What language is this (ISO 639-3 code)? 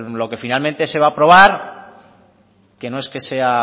spa